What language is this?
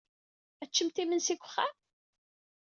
Kabyle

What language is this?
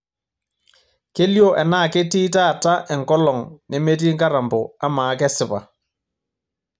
Masai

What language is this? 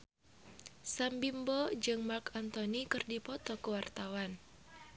Sundanese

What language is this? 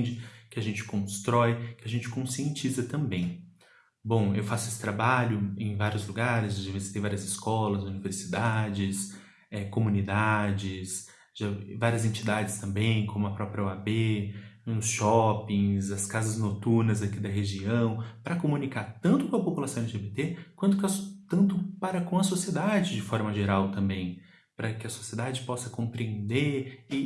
Portuguese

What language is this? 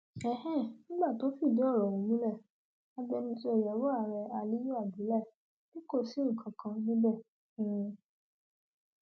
Yoruba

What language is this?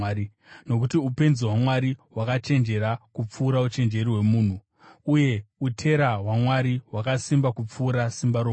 Shona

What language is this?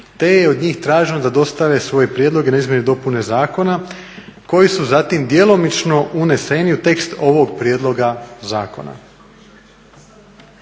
Croatian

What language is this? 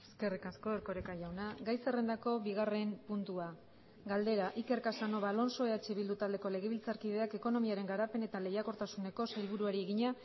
Basque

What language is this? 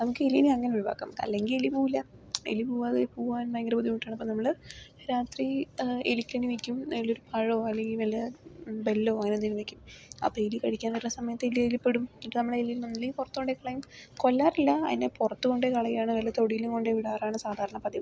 Malayalam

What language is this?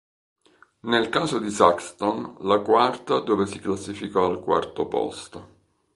Italian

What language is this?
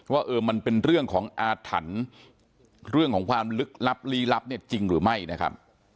Thai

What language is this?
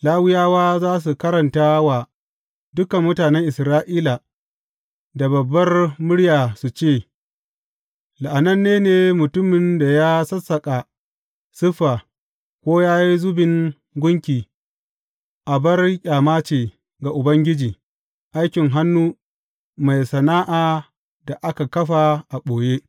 Hausa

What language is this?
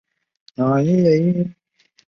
Chinese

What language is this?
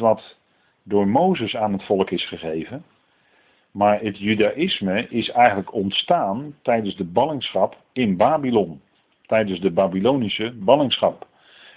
Dutch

